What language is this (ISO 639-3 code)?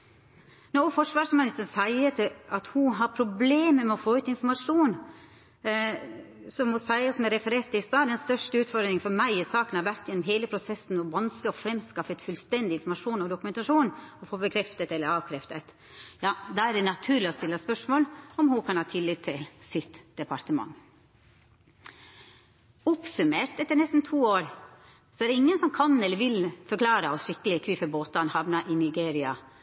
nno